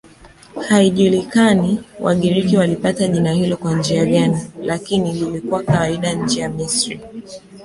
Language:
Swahili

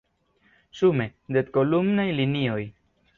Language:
Esperanto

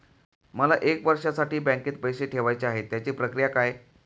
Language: Marathi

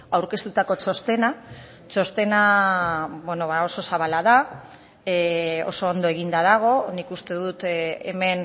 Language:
Basque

